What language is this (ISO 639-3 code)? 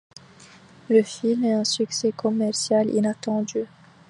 fra